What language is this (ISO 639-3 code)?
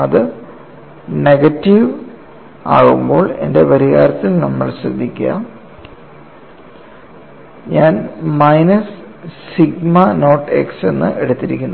mal